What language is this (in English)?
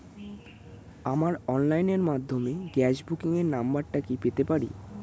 Bangla